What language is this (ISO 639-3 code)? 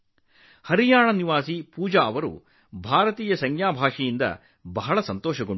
kan